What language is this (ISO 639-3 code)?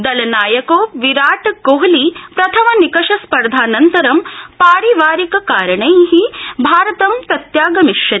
san